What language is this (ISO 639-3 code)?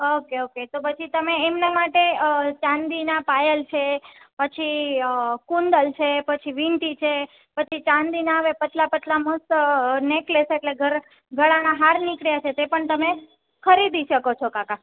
guj